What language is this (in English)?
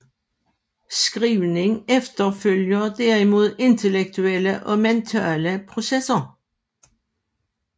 Danish